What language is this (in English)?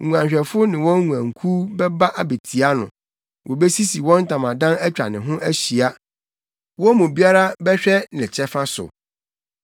Akan